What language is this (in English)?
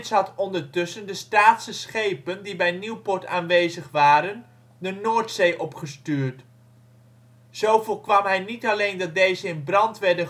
Dutch